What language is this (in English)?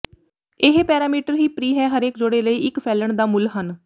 Punjabi